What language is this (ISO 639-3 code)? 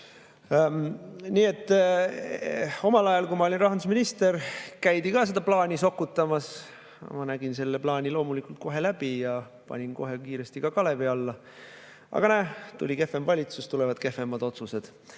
est